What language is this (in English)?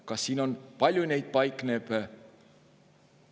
Estonian